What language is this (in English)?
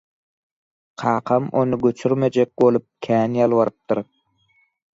Turkmen